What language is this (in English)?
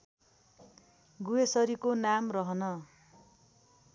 Nepali